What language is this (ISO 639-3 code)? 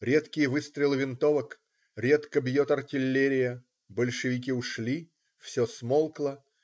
rus